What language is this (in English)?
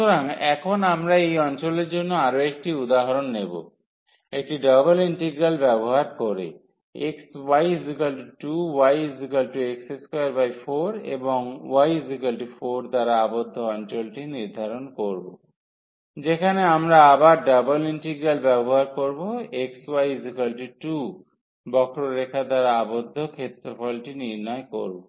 Bangla